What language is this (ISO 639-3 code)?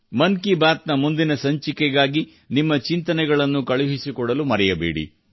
kan